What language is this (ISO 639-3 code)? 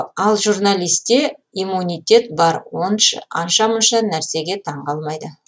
kaz